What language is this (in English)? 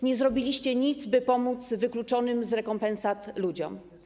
Polish